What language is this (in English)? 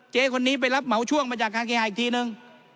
Thai